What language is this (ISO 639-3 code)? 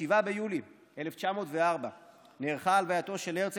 heb